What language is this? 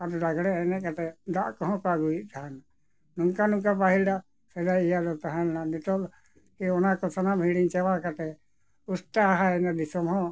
Santali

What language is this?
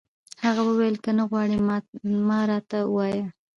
Pashto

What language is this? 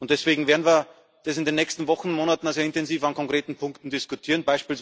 German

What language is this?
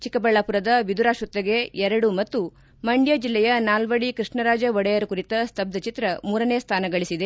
Kannada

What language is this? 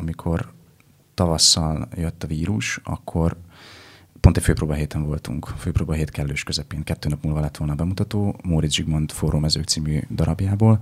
Hungarian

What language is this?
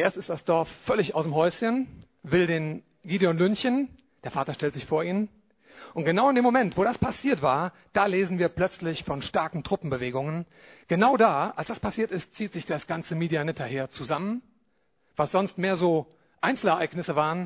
German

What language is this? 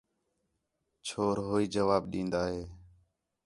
Khetrani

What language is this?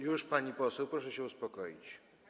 Polish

